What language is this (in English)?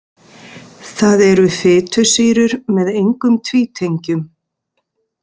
Icelandic